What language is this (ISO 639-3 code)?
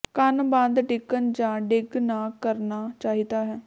pan